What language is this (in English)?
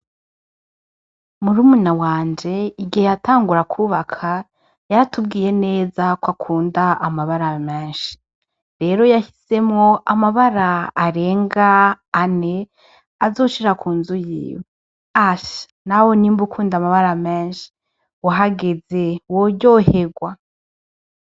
Rundi